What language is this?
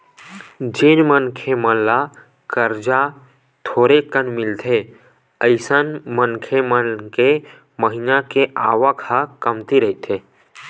Chhattisgarhi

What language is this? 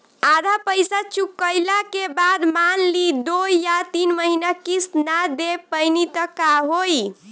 Bhojpuri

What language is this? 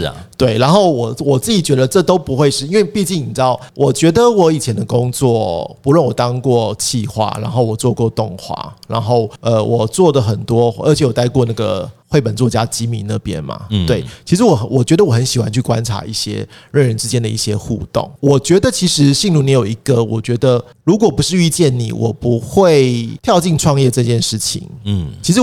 Chinese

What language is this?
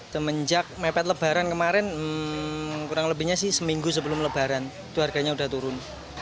Indonesian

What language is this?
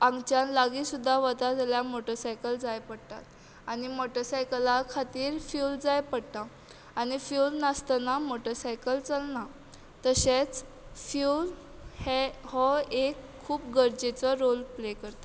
Konkani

